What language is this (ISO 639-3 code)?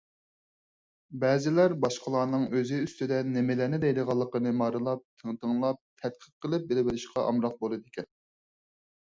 uig